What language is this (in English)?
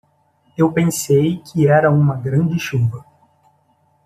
Portuguese